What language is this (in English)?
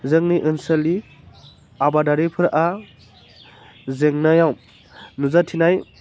Bodo